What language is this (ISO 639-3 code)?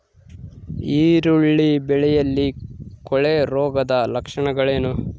kan